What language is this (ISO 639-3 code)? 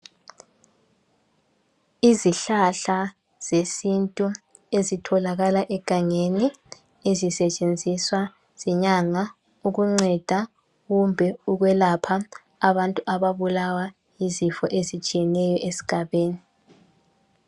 nde